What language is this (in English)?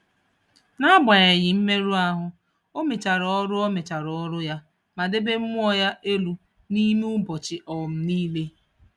Igbo